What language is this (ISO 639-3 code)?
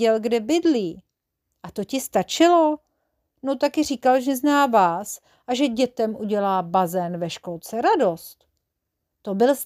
ces